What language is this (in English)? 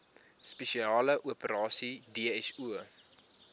Afrikaans